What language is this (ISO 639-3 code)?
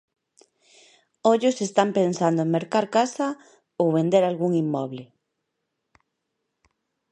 glg